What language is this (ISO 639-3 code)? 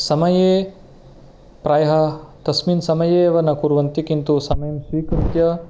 san